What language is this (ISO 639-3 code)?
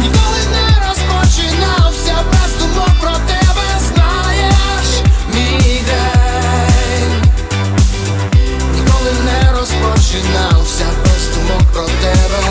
ukr